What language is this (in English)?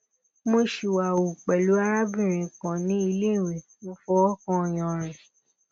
Yoruba